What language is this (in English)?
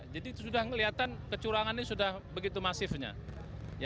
Indonesian